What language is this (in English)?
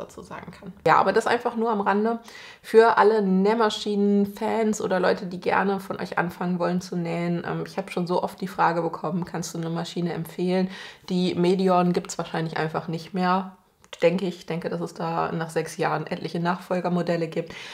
German